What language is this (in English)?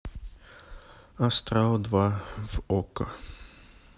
Russian